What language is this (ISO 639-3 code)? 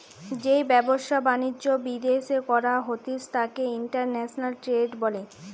ben